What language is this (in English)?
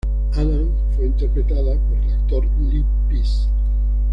Spanish